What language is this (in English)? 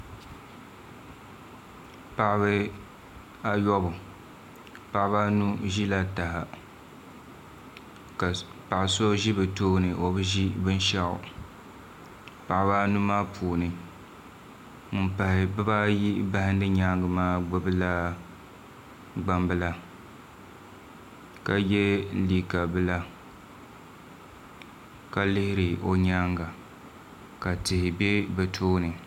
Dagbani